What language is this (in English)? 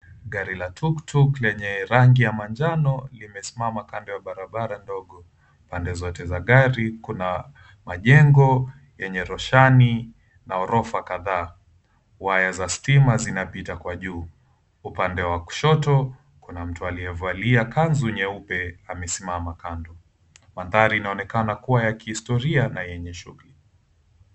Swahili